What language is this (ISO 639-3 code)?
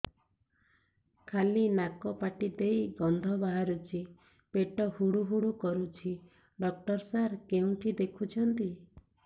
ori